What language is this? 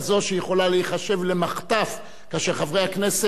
Hebrew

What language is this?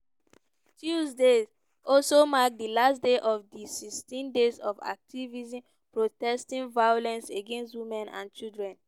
Nigerian Pidgin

